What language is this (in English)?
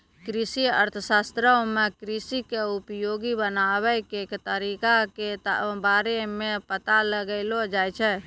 Maithili